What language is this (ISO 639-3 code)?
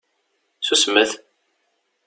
kab